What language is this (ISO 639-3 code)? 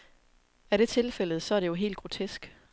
dan